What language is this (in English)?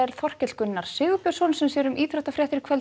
Icelandic